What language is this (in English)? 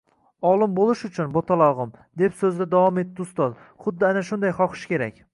Uzbek